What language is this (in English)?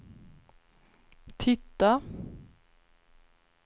Swedish